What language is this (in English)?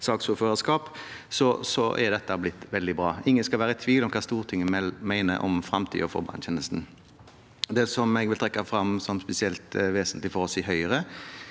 Norwegian